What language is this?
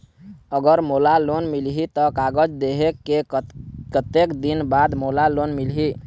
Chhattisgarhi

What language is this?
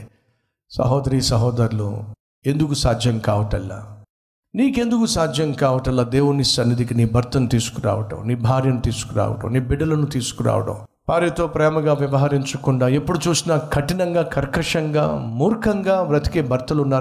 Telugu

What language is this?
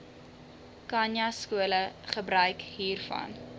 Afrikaans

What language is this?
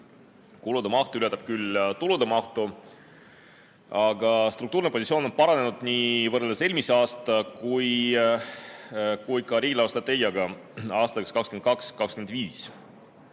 Estonian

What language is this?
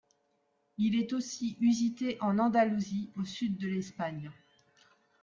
French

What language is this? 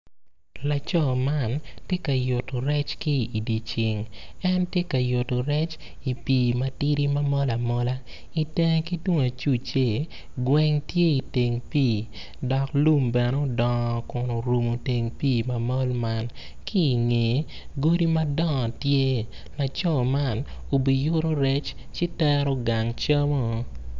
Acoli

